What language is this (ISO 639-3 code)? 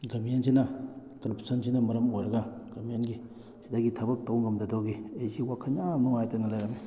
mni